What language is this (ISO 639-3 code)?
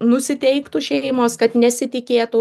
lit